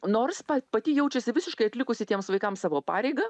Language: Lithuanian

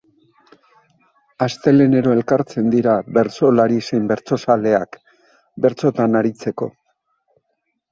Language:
Basque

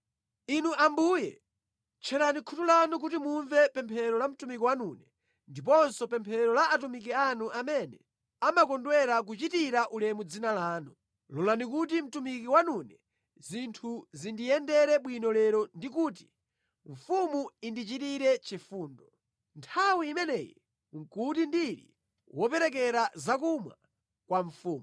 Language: Nyanja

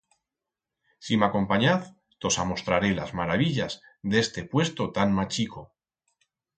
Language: Aragonese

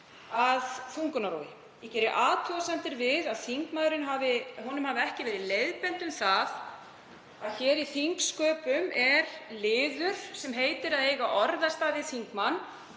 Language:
Icelandic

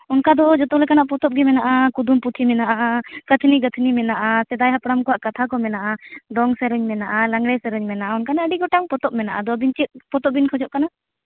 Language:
Santali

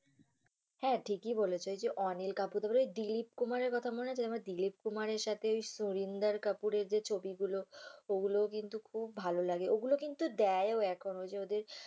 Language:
Bangla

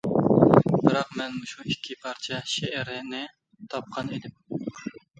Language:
Uyghur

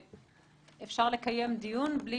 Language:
Hebrew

